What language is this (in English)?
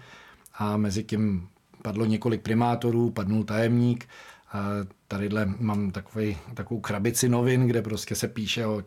Czech